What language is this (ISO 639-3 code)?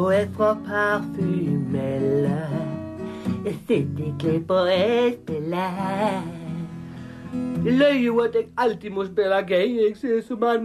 nor